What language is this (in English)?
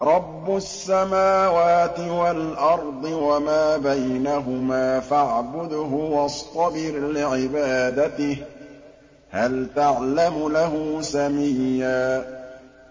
Arabic